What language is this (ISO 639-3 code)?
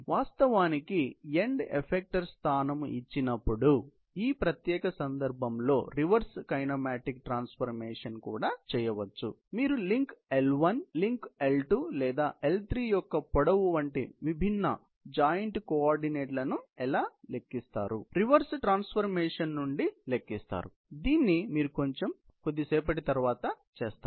tel